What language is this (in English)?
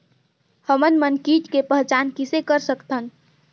Chhattisgarhi